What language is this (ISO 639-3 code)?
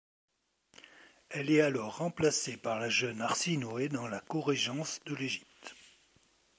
fra